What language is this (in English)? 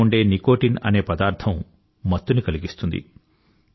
Telugu